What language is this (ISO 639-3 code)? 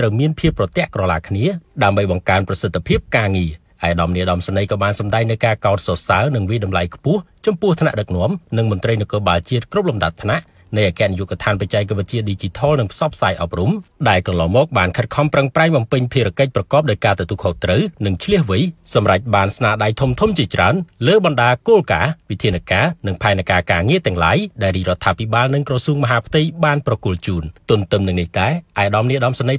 tha